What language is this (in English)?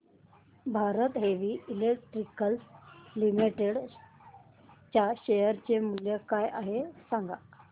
Marathi